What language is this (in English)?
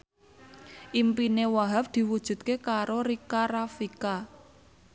Javanese